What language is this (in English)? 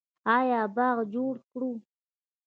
Pashto